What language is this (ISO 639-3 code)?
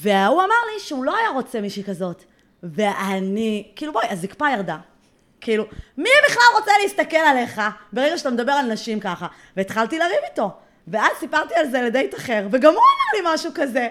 heb